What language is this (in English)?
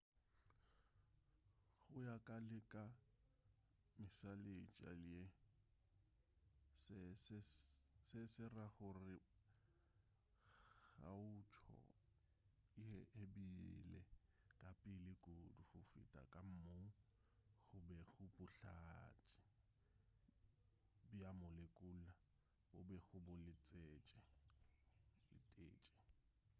Northern Sotho